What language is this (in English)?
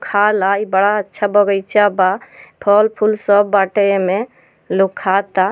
Bhojpuri